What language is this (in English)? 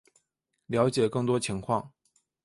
Chinese